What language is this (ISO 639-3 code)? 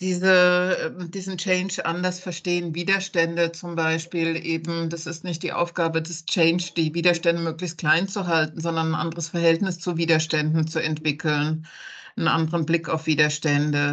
deu